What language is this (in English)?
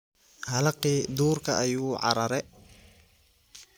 Somali